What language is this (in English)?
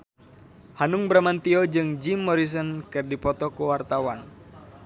Sundanese